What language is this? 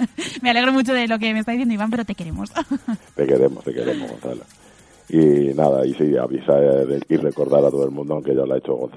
Spanish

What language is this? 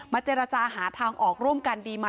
Thai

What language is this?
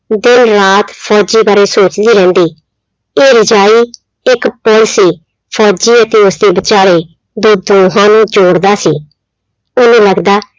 Punjabi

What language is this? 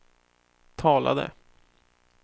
Swedish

